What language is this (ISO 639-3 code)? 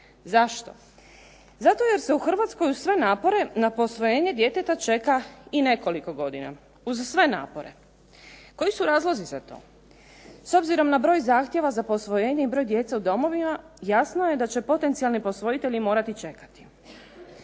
hrv